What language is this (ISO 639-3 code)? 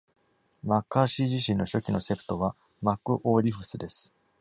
jpn